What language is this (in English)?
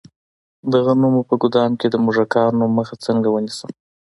Pashto